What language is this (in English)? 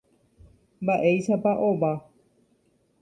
Guarani